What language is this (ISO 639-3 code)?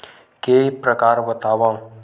hne